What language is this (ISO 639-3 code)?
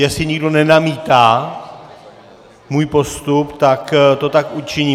ces